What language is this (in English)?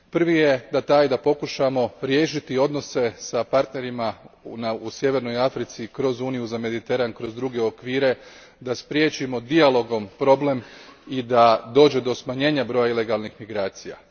Croatian